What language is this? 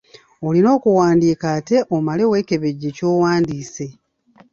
Ganda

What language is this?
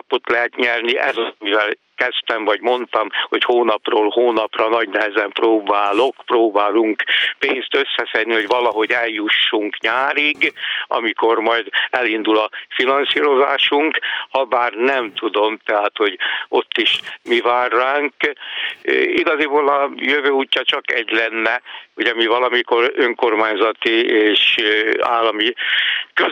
Hungarian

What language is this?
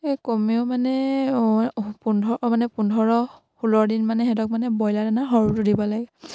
Assamese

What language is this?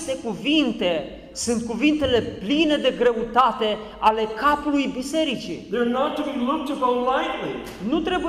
Romanian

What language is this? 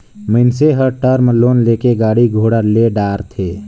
Chhattisgarhi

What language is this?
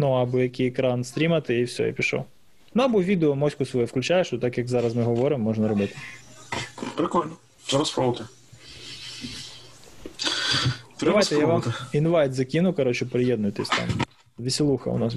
Ukrainian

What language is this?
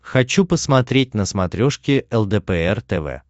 Russian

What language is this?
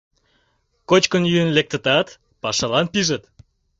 Mari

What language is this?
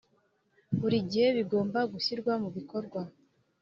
Kinyarwanda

